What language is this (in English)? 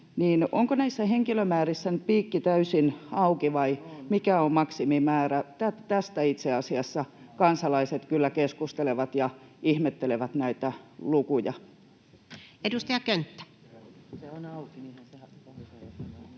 Finnish